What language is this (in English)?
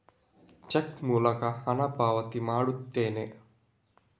Kannada